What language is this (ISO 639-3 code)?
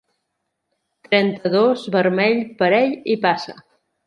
cat